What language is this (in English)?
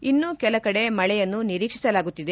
Kannada